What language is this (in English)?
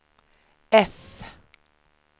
Swedish